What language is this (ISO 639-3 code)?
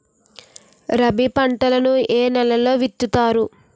tel